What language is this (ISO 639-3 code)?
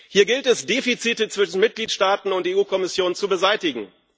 deu